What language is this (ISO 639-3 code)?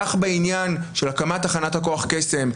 heb